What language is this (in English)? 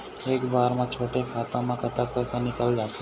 Chhattisgarhi